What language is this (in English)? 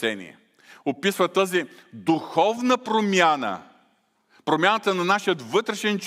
Bulgarian